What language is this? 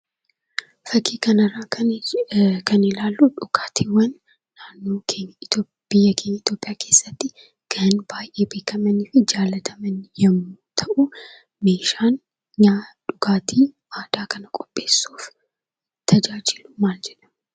Oromo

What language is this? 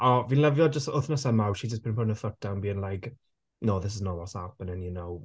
Welsh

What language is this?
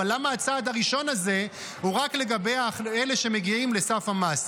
Hebrew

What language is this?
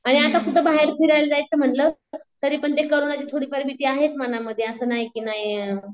Marathi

